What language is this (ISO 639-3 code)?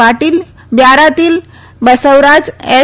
guj